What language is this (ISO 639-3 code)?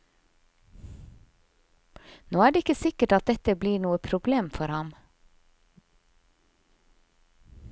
nor